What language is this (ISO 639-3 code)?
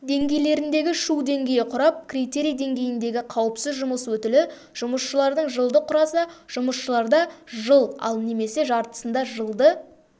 kaz